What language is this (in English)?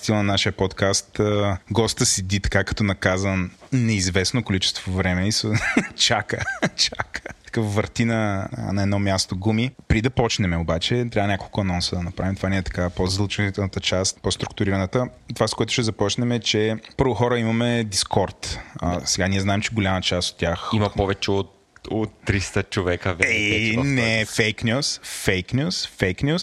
Bulgarian